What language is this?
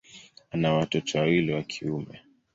Swahili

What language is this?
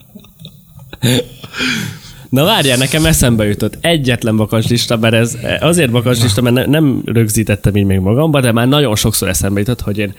Hungarian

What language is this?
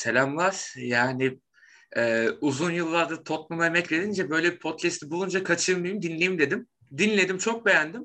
Turkish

